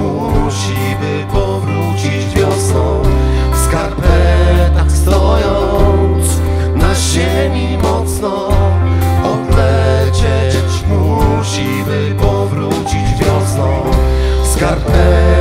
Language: Polish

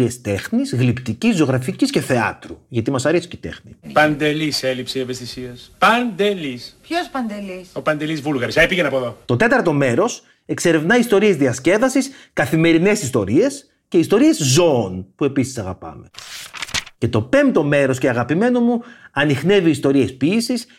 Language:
Greek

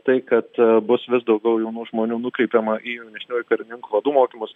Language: Lithuanian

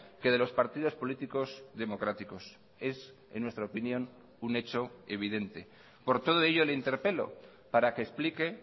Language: Spanish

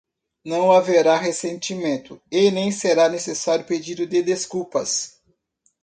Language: Portuguese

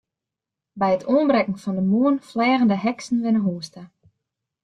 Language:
Western Frisian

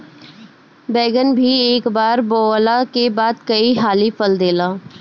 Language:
Bhojpuri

